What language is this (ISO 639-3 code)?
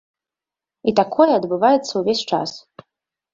bel